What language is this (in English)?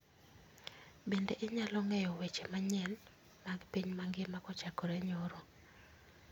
Luo (Kenya and Tanzania)